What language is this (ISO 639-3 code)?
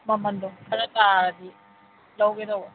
mni